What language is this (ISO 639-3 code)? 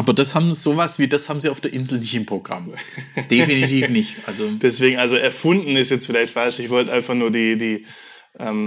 deu